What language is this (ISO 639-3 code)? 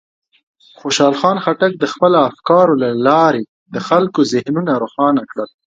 pus